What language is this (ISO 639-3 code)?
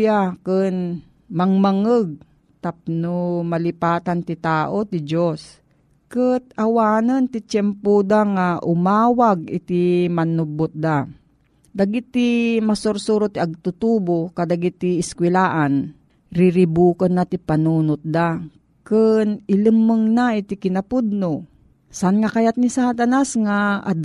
fil